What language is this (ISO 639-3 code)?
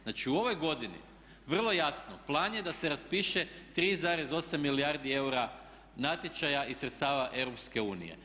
hrv